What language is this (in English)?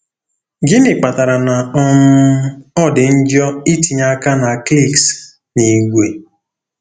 Igbo